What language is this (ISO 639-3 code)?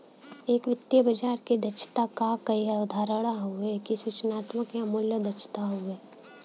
bho